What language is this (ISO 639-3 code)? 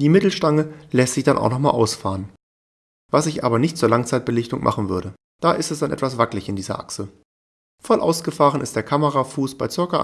deu